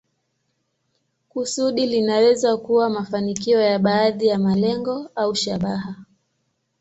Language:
Swahili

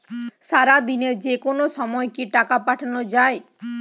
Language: Bangla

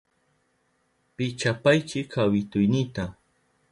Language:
Southern Pastaza Quechua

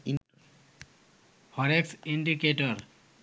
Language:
Bangla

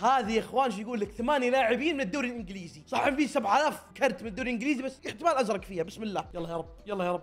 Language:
Arabic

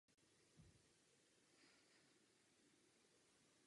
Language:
Czech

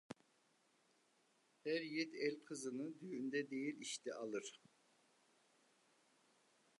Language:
Turkish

